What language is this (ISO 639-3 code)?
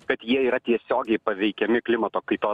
lit